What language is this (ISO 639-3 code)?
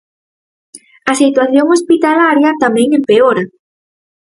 glg